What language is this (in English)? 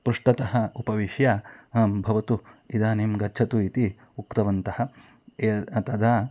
Sanskrit